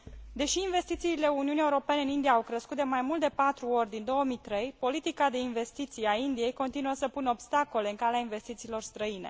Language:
Romanian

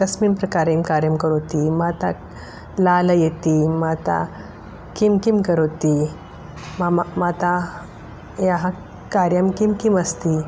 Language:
Sanskrit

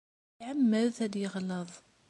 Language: Kabyle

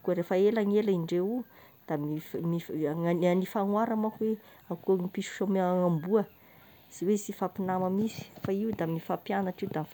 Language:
Tesaka Malagasy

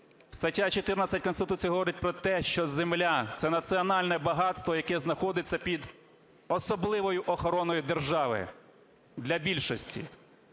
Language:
Ukrainian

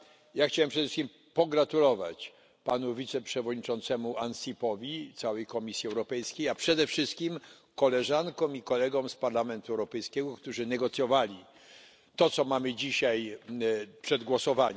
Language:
Polish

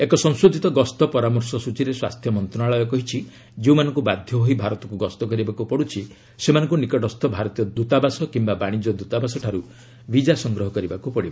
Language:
Odia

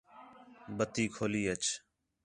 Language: Khetrani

